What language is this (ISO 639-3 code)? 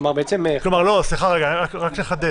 heb